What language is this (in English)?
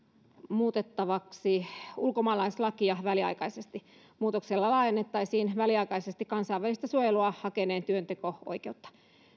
Finnish